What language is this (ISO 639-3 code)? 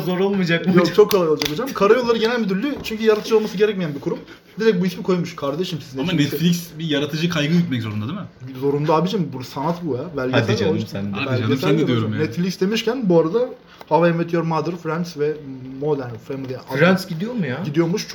tur